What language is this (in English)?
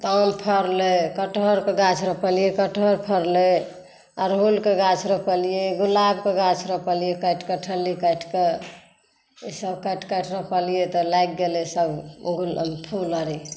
Maithili